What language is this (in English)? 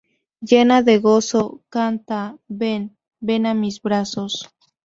Spanish